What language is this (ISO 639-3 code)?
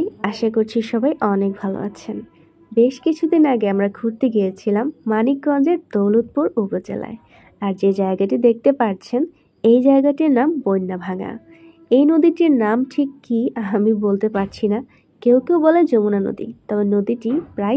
ben